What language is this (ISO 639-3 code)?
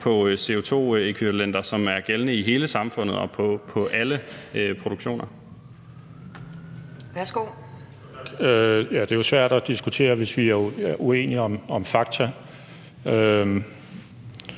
dan